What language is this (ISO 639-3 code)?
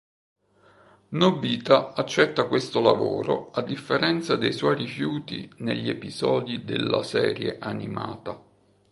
ita